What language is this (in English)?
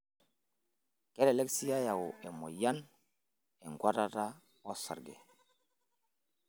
Masai